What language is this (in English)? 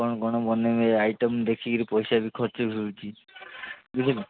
Odia